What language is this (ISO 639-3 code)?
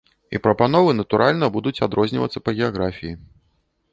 bel